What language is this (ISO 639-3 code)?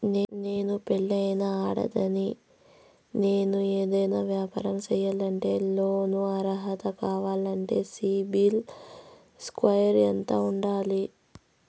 tel